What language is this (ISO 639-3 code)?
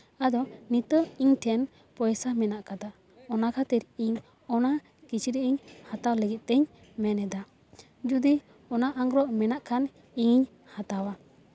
sat